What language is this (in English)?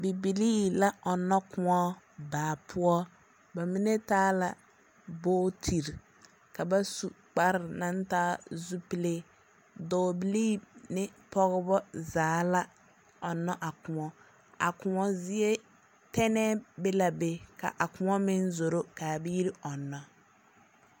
Southern Dagaare